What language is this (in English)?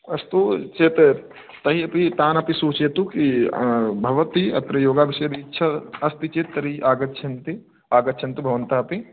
Sanskrit